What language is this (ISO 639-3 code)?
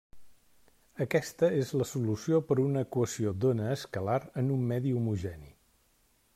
cat